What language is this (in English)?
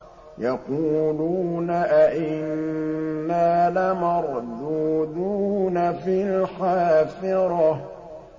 Arabic